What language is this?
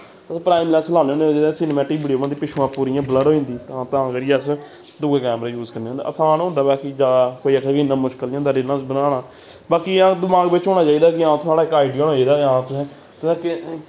Dogri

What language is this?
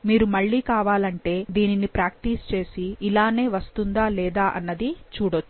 Telugu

